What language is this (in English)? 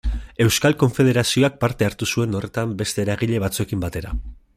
Basque